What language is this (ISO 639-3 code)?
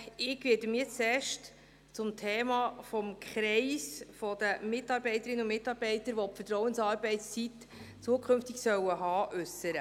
gsw